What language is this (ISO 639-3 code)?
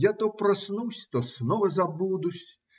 rus